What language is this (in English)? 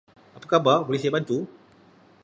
Malay